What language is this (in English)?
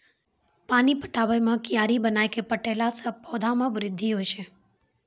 Maithili